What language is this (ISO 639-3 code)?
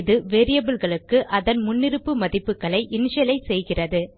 tam